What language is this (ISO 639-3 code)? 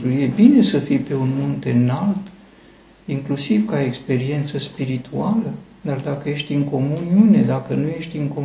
ron